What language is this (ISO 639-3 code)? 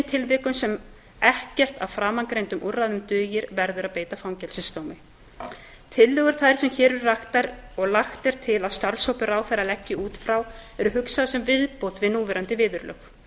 isl